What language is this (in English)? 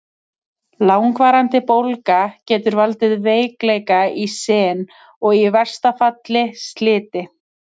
Icelandic